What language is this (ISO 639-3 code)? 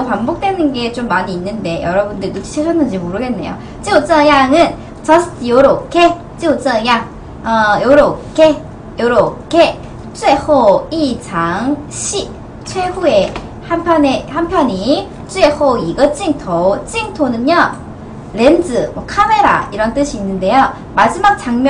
kor